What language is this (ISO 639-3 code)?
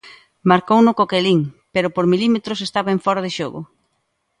glg